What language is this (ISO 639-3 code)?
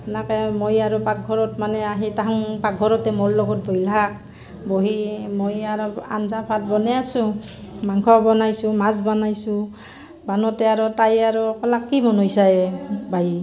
asm